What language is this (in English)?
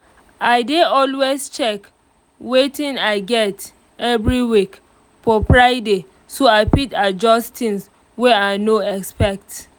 Nigerian Pidgin